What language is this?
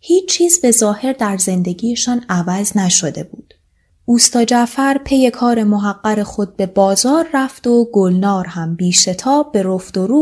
Persian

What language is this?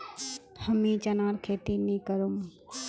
Magahi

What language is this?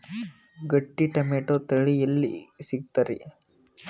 Kannada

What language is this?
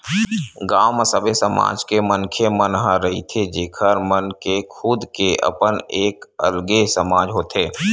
Chhattisgarhi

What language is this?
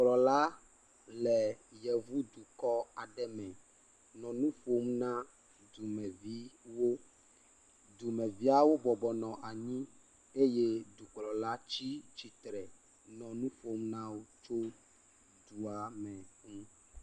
Ewe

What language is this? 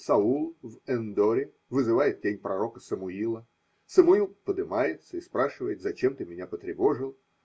Russian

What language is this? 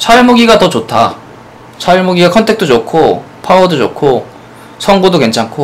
Korean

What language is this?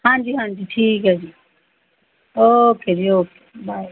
Punjabi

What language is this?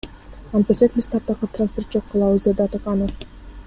Kyrgyz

